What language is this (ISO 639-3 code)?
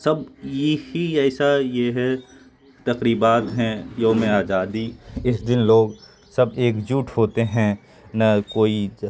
urd